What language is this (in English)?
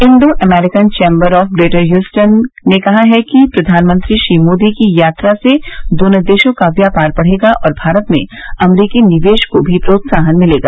Hindi